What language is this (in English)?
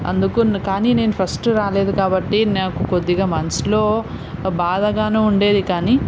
Telugu